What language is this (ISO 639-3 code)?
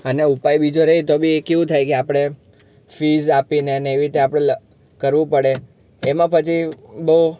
guj